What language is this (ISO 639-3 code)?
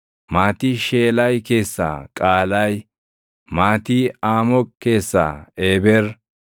orm